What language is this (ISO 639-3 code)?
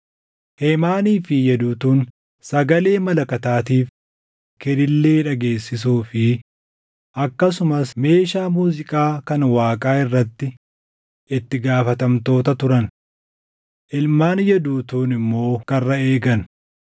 orm